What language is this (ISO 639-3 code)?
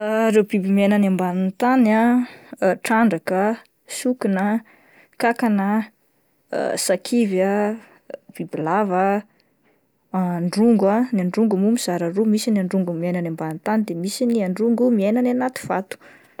mlg